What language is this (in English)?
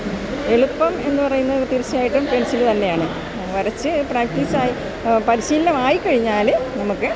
Malayalam